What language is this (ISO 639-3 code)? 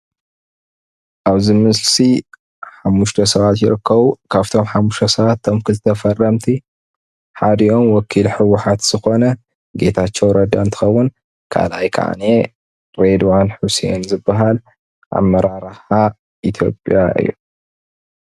tir